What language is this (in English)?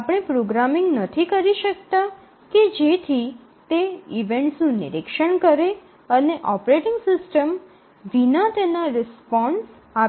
Gujarati